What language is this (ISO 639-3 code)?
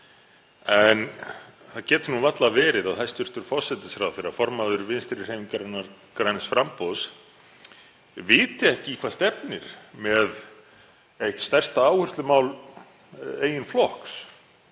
isl